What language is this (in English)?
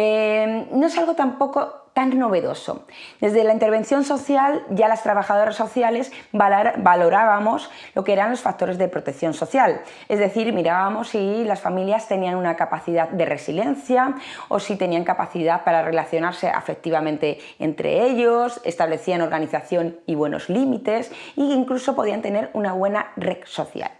Spanish